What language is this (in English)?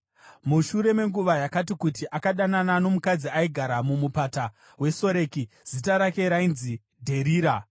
Shona